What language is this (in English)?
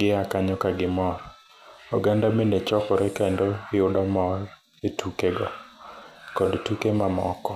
Luo (Kenya and Tanzania)